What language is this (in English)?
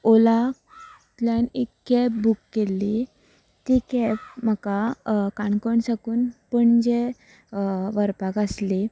Konkani